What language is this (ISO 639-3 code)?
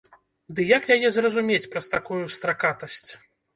bel